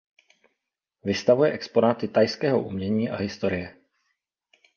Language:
Czech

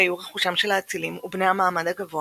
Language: Hebrew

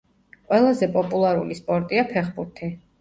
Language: Georgian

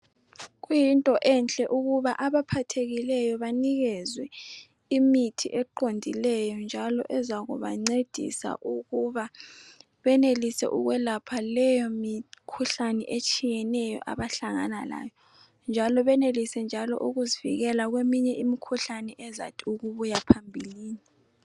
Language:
North Ndebele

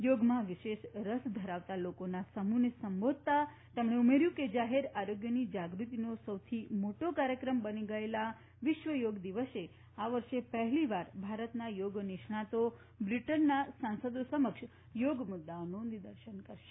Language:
Gujarati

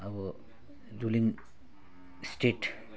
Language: Nepali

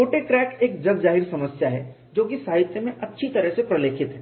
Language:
Hindi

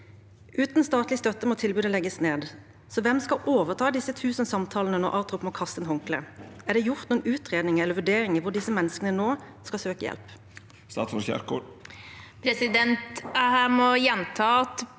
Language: Norwegian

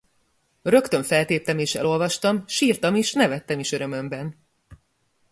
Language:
Hungarian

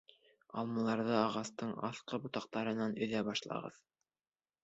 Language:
Bashkir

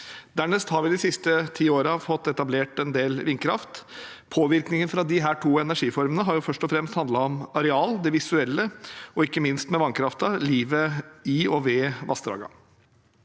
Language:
Norwegian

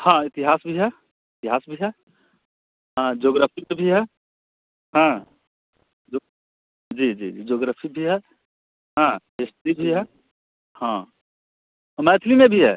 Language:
Hindi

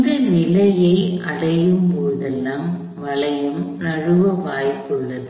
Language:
Tamil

